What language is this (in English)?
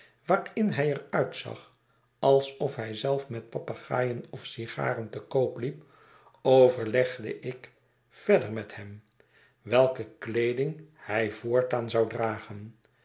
Dutch